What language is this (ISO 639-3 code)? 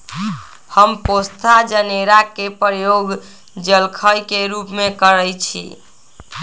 mag